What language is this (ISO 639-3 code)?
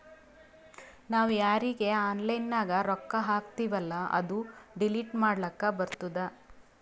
kan